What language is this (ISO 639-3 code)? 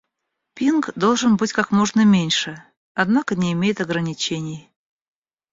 rus